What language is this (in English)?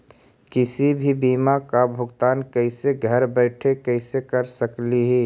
Magahi